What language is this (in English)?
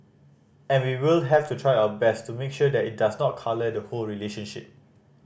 English